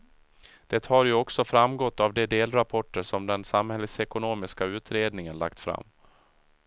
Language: Swedish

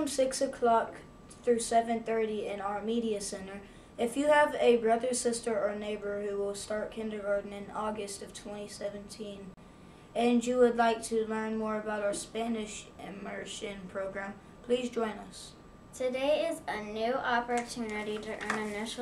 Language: English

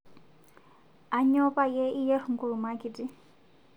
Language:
Masai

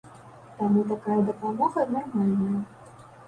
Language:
Belarusian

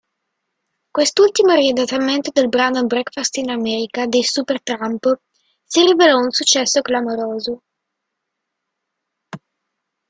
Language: Italian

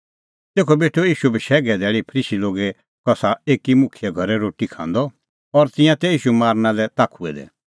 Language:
Kullu Pahari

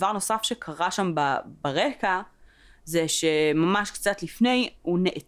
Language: Hebrew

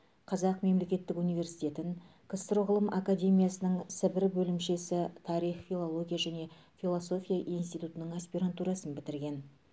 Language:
Kazakh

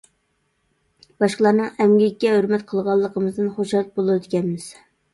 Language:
Uyghur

